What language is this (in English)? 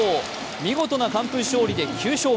Japanese